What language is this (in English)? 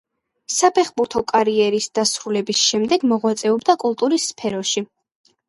Georgian